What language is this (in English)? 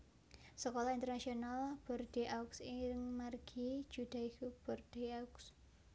Javanese